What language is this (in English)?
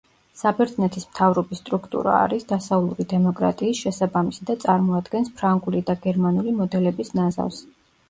Georgian